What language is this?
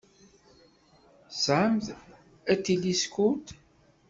Kabyle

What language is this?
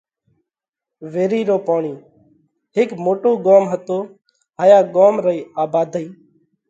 Parkari Koli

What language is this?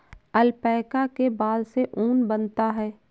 Hindi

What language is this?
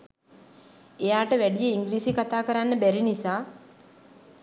Sinhala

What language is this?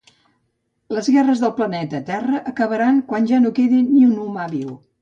Catalan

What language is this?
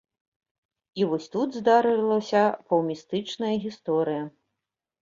Belarusian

